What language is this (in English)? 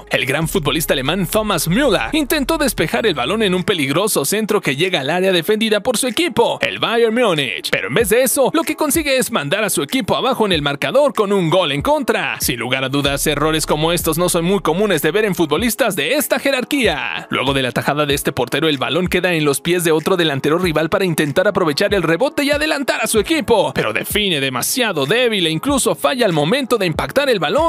Spanish